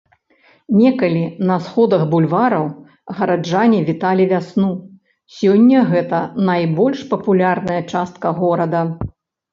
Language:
Belarusian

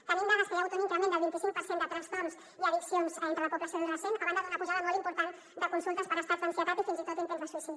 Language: Catalan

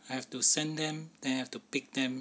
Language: English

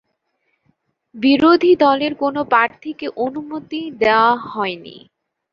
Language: Bangla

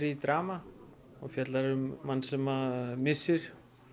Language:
Icelandic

